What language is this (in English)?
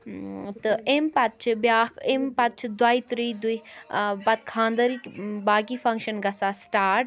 Kashmiri